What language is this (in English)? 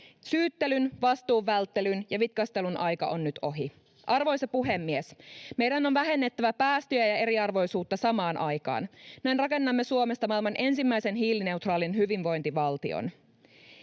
Finnish